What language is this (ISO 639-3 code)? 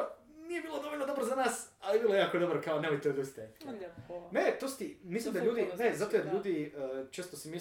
hrv